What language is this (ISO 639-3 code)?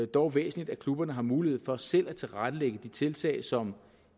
dan